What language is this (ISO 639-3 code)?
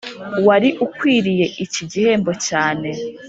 kin